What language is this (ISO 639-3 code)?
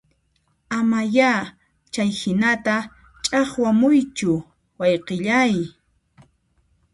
qxp